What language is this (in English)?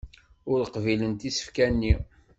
Kabyle